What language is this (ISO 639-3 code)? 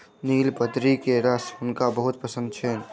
mai